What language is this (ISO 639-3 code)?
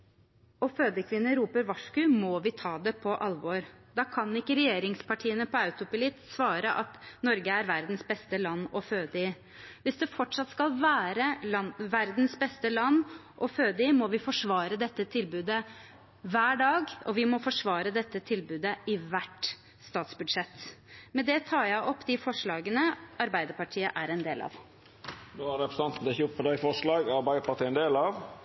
nor